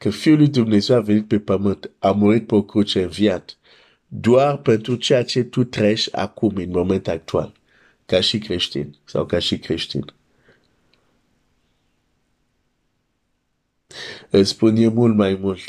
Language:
Romanian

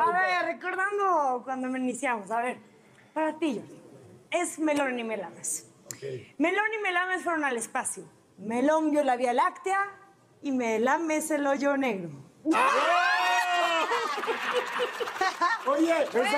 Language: Spanish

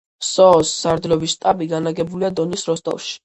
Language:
Georgian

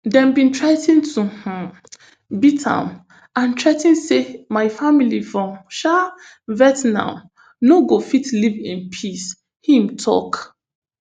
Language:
Nigerian Pidgin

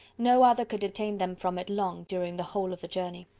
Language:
English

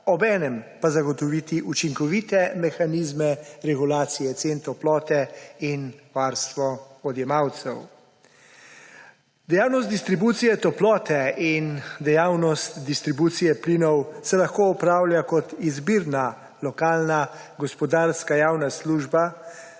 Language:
Slovenian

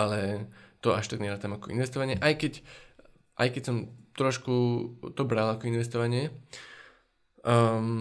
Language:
Slovak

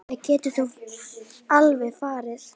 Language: Icelandic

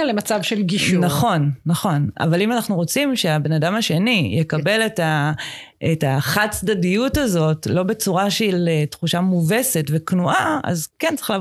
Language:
Hebrew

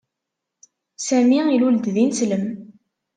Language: Kabyle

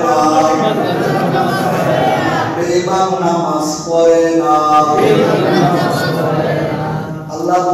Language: Arabic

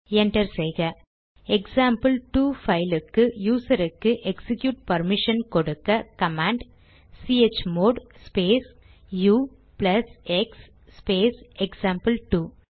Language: Tamil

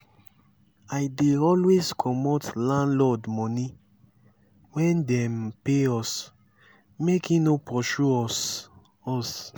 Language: Nigerian Pidgin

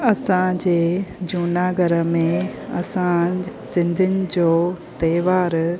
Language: Sindhi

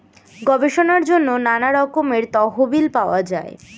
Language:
Bangla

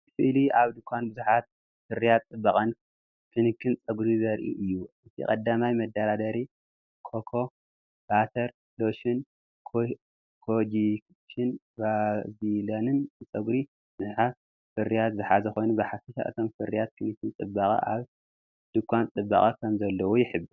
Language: Tigrinya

